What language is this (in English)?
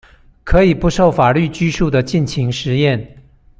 Chinese